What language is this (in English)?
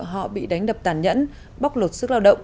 Vietnamese